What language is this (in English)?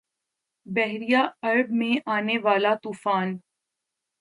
Urdu